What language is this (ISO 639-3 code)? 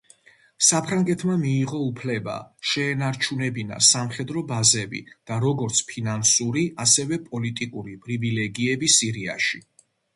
kat